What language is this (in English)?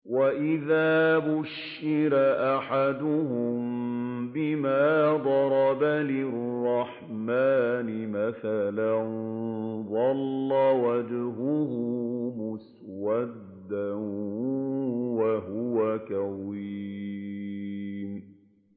Arabic